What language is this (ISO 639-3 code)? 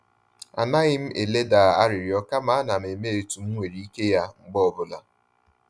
ibo